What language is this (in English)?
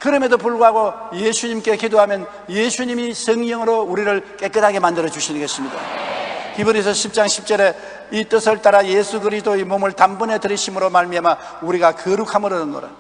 Korean